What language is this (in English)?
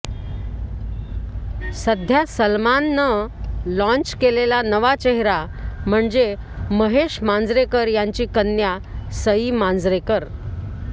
Marathi